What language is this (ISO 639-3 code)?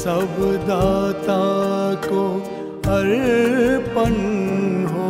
hin